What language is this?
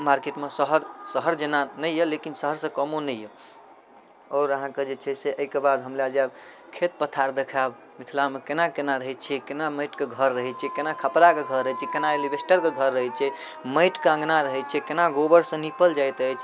Maithili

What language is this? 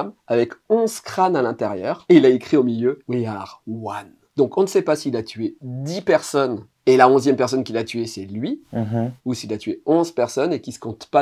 French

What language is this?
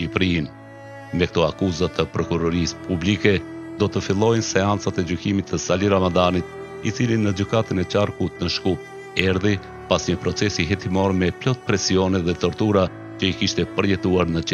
Romanian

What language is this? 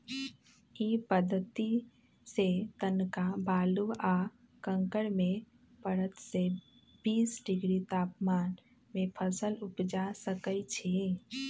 Magahi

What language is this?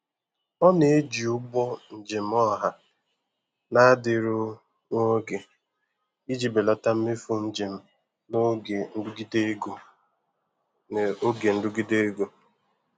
Igbo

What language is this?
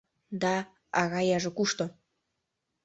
Mari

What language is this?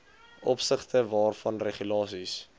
Afrikaans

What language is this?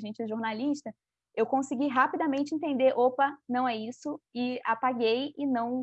Portuguese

